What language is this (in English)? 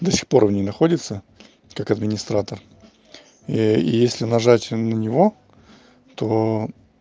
Russian